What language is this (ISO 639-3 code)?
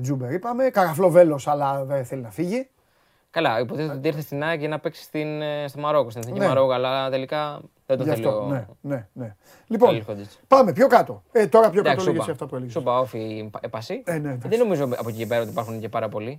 ell